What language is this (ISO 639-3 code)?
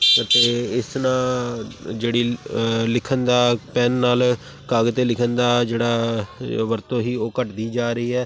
pan